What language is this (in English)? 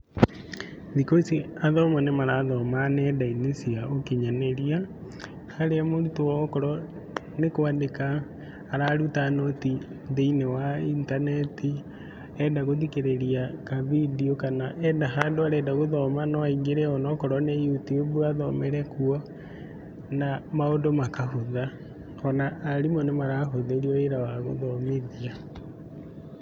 Kikuyu